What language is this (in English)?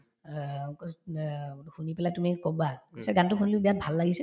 Assamese